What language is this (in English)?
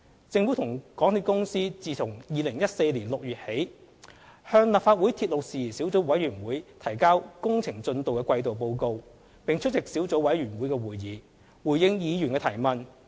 Cantonese